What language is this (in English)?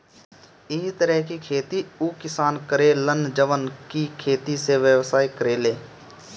Bhojpuri